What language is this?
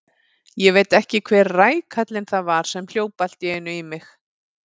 Icelandic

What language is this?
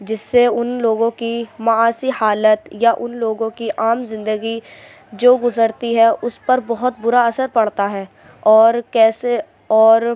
Urdu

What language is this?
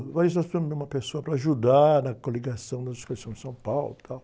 Portuguese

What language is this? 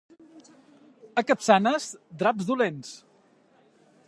Catalan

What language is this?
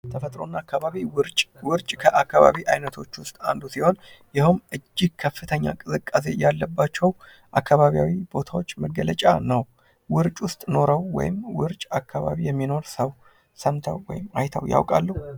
Amharic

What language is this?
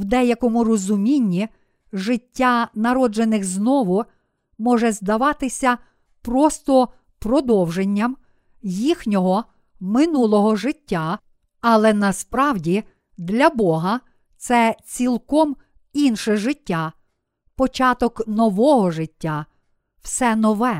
Ukrainian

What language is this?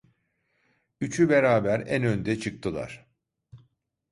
Turkish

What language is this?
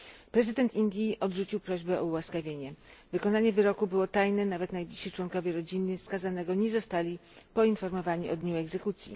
Polish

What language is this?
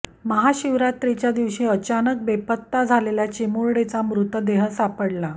Marathi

